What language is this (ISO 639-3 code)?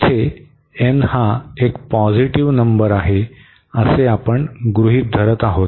mar